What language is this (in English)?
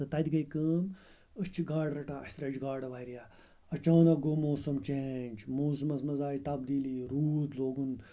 Kashmiri